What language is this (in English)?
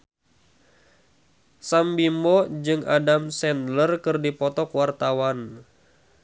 Sundanese